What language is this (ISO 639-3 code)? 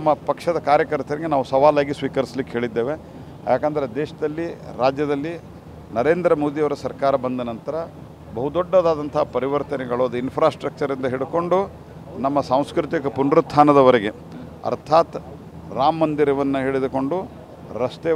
kan